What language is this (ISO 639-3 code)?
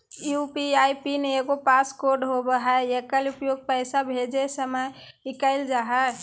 mag